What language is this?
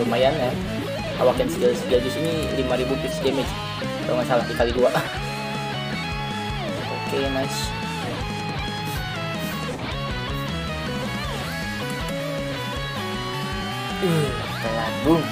Indonesian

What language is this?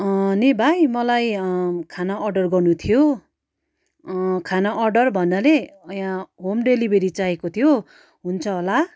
Nepali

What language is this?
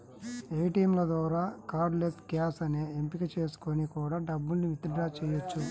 Telugu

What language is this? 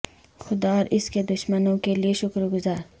Urdu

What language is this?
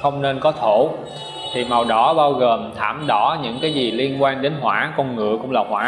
Vietnamese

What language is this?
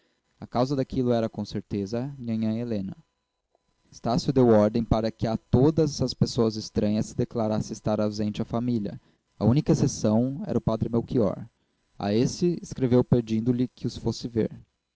Portuguese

